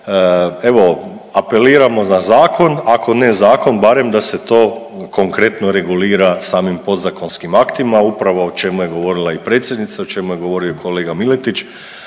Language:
Croatian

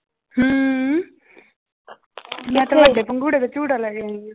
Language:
Punjabi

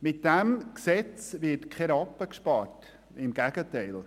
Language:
Swiss German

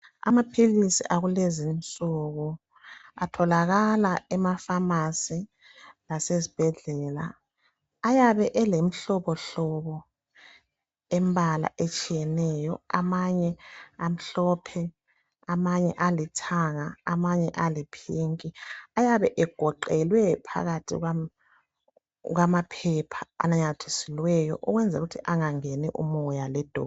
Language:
North Ndebele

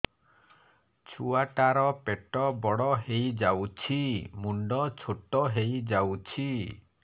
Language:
Odia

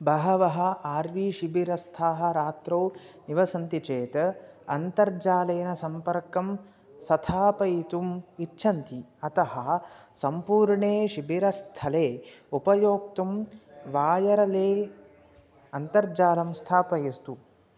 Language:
Sanskrit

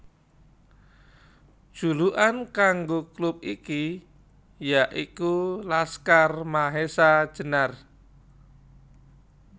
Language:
Javanese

